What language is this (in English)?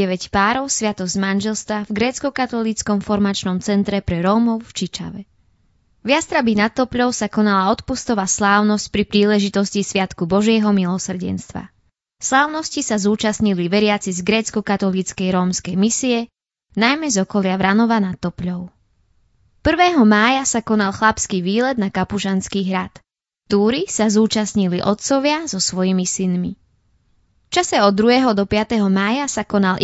Slovak